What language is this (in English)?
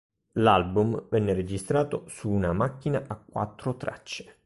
Italian